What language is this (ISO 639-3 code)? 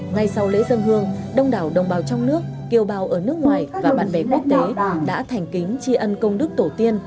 vie